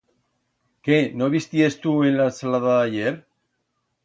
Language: Aragonese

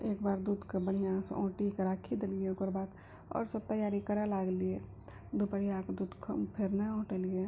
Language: Maithili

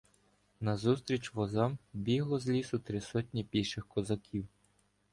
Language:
Ukrainian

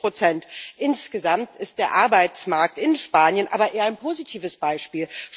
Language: German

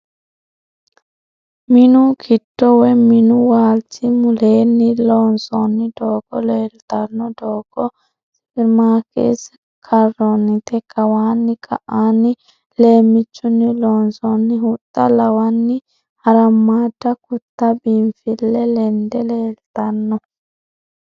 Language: Sidamo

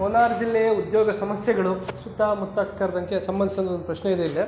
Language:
Kannada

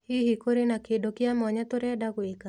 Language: Kikuyu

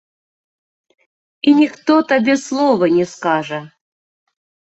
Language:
Belarusian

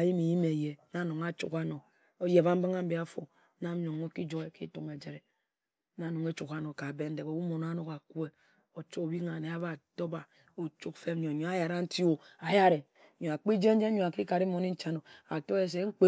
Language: Ejagham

